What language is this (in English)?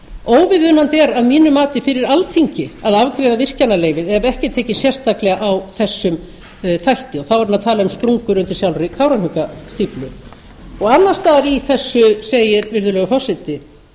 Icelandic